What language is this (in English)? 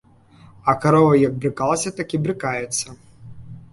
Belarusian